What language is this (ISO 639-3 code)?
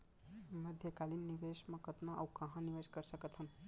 hne